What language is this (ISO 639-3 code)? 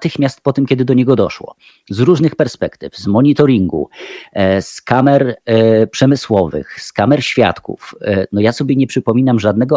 pol